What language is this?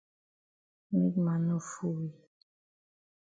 Cameroon Pidgin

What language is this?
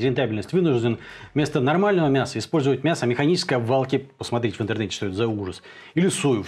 Russian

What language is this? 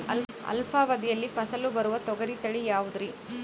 Kannada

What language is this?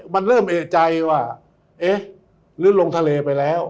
Thai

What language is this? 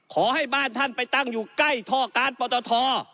Thai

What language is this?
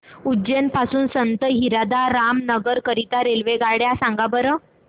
Marathi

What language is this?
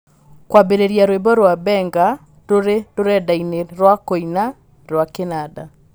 Kikuyu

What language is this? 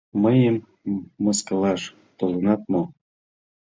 Mari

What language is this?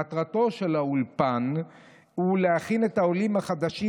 Hebrew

